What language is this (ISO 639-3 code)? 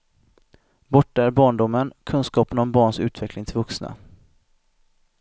swe